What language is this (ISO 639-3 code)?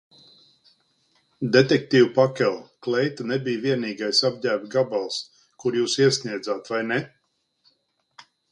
lav